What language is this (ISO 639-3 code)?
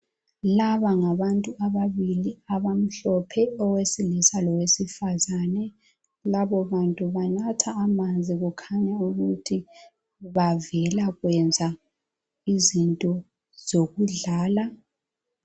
nde